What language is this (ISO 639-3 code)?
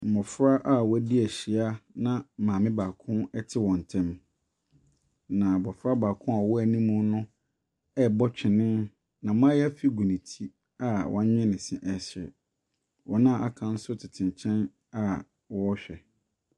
aka